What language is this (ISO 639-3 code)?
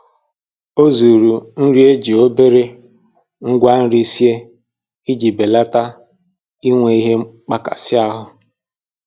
ibo